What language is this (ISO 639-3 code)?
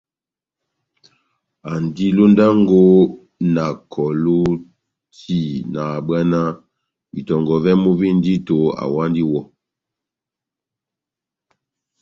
bnm